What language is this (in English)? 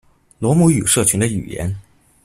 Chinese